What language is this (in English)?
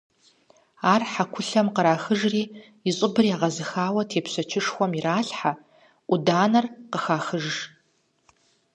Kabardian